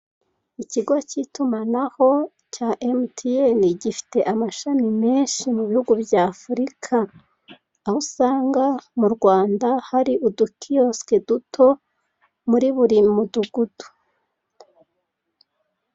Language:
Kinyarwanda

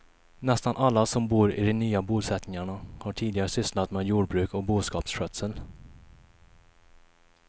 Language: Swedish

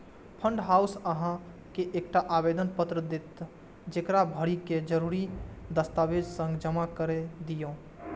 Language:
Maithili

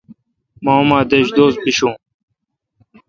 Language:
Kalkoti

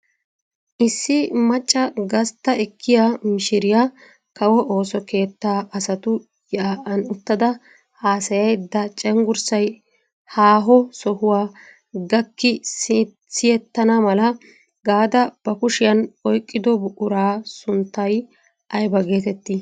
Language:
Wolaytta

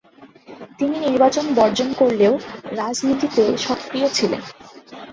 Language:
Bangla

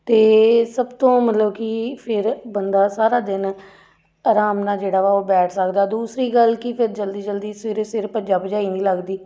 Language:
Punjabi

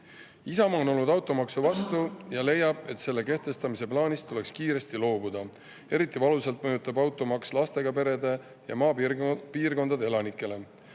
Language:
Estonian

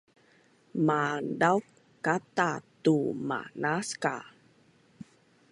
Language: Bunun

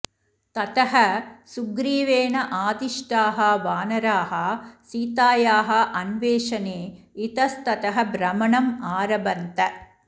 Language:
Sanskrit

